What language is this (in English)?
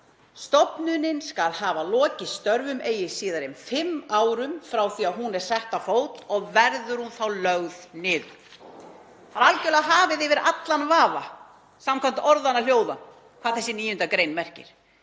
Icelandic